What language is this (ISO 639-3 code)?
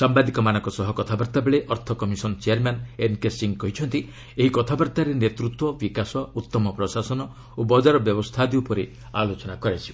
ori